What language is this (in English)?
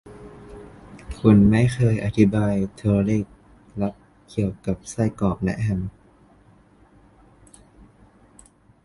Thai